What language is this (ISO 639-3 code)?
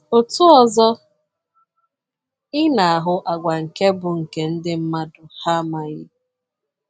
ibo